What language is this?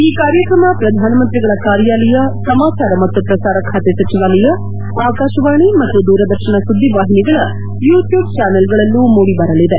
Kannada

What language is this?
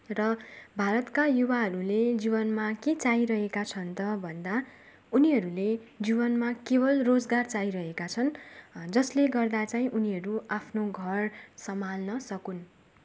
Nepali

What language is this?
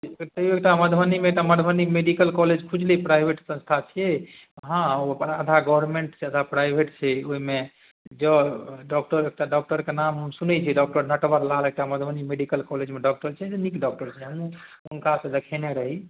Maithili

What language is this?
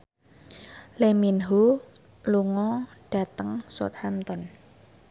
Javanese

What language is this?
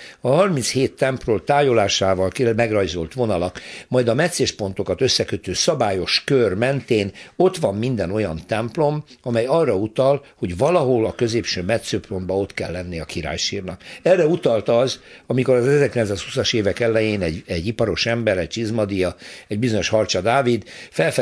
Hungarian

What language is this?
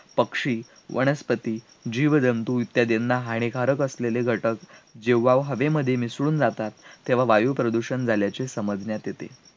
Marathi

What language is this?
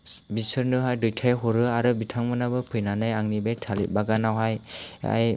Bodo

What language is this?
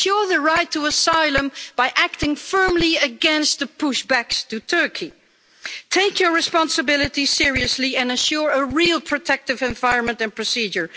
English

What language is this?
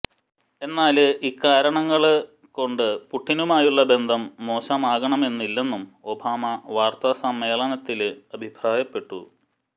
Malayalam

